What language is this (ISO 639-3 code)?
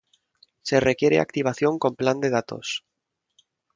spa